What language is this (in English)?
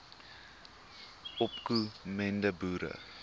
Afrikaans